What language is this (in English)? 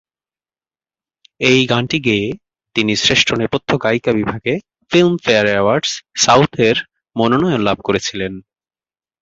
Bangla